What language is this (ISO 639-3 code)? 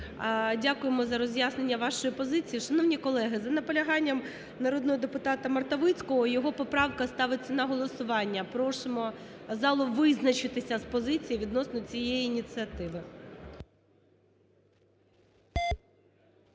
ukr